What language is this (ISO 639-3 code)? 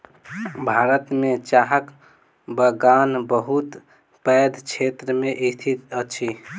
mai